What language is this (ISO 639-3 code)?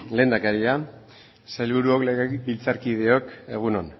eus